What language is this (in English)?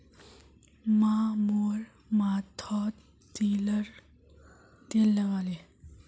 Magahi